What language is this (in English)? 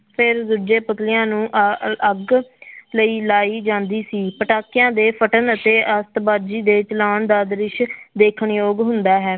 Punjabi